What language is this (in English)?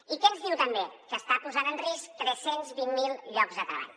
Catalan